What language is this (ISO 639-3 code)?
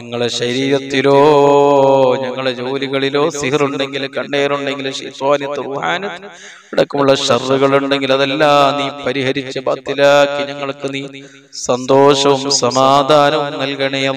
ara